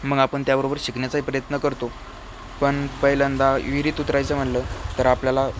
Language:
Marathi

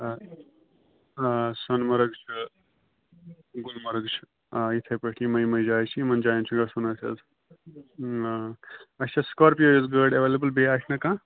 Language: Kashmiri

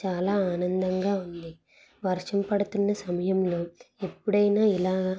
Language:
Telugu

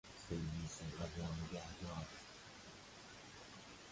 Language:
Persian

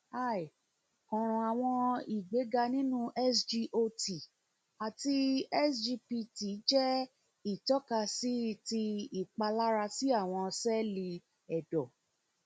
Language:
Yoruba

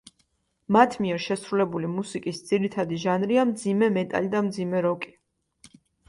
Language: Georgian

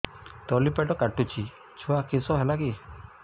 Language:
Odia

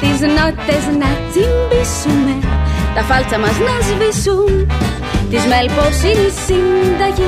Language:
Greek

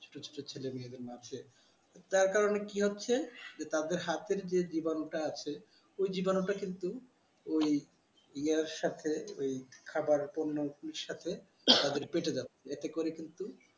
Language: Bangla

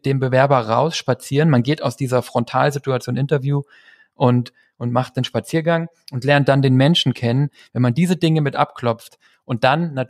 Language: German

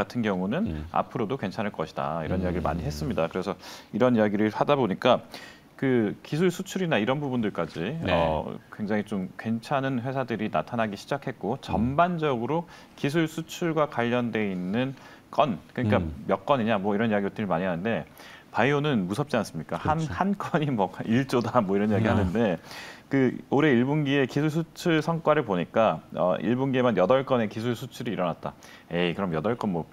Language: Korean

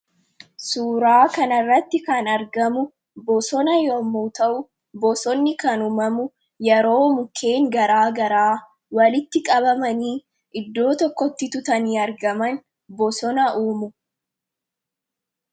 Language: Oromo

